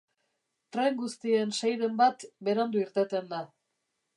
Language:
Basque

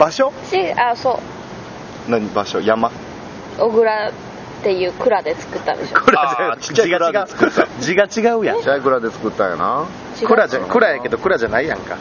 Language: Japanese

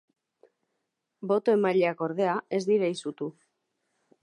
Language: Basque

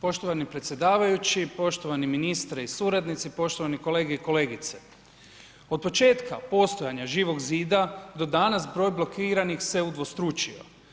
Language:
Croatian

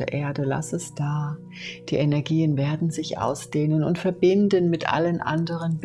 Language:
German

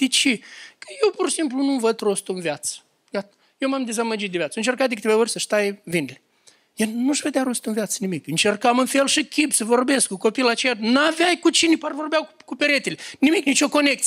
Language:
Romanian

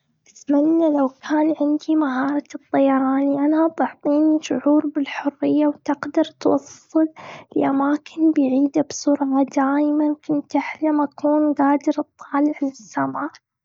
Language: Gulf Arabic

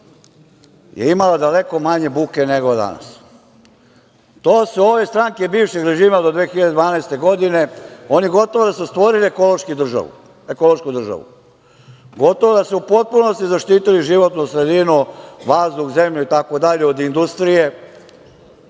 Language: Serbian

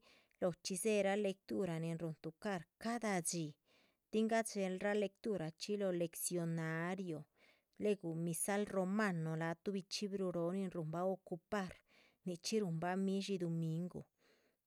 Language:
Chichicapan Zapotec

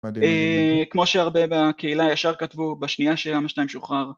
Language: Hebrew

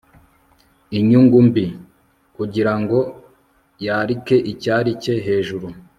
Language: Kinyarwanda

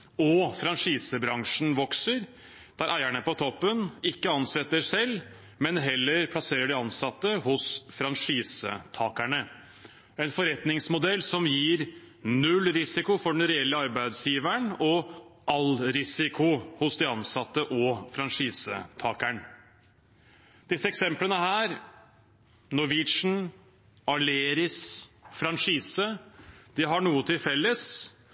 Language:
Norwegian Bokmål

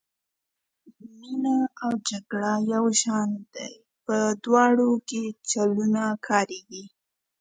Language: Pashto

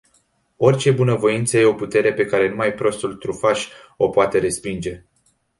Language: Romanian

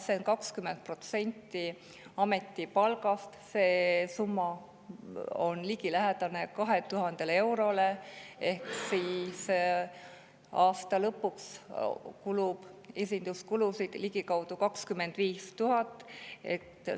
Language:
Estonian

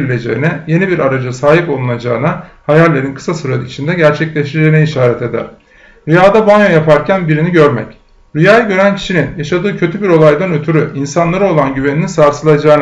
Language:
Turkish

